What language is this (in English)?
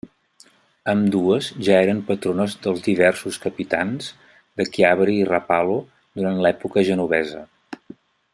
Catalan